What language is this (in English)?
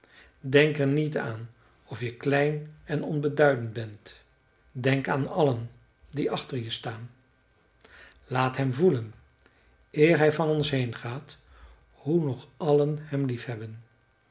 Dutch